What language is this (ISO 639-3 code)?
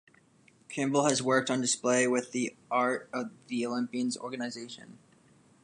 eng